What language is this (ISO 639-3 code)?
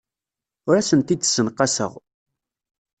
kab